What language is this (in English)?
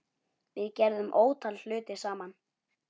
Icelandic